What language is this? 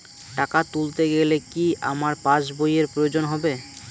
Bangla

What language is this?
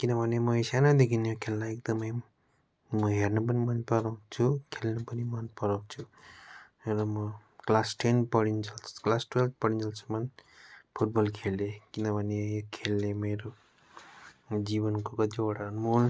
Nepali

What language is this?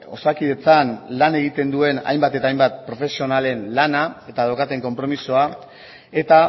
Basque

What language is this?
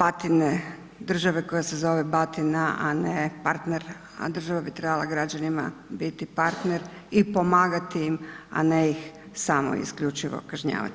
Croatian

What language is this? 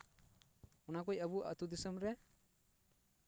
Santali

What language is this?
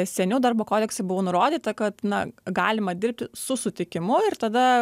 Lithuanian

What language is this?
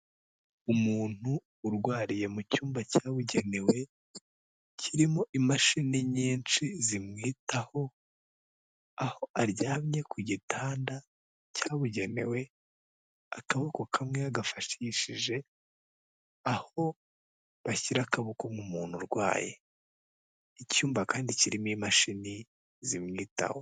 Kinyarwanda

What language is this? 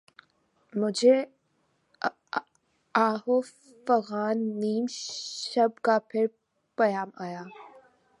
Urdu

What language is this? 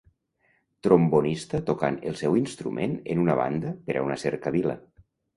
Catalan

